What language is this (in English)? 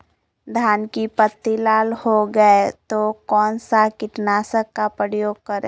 Magahi